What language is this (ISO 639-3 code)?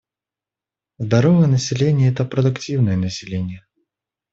rus